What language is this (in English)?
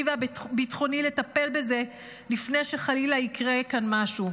Hebrew